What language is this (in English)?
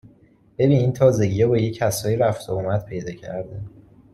Persian